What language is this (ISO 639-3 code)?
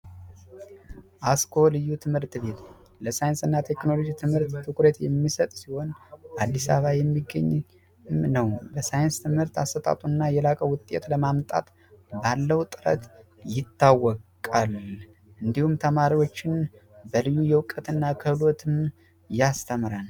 amh